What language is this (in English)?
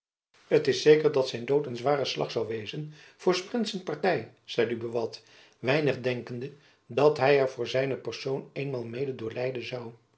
Dutch